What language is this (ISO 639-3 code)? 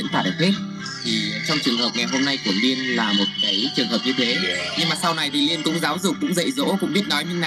vie